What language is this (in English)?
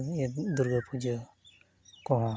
Santali